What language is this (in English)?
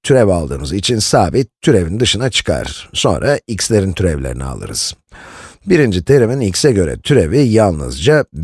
Turkish